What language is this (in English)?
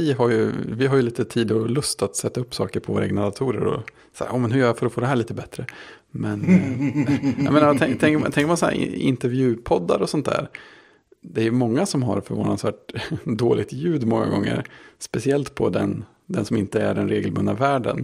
Swedish